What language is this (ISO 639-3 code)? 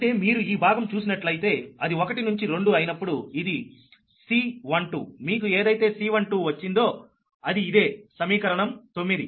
tel